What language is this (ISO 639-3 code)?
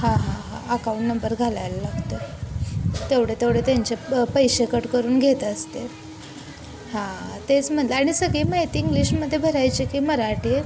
mar